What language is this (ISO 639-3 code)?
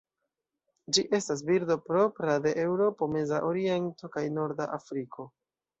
epo